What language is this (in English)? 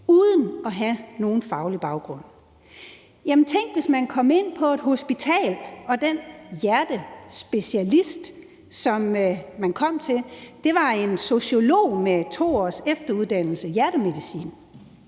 Danish